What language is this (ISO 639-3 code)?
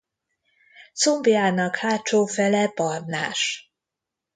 hun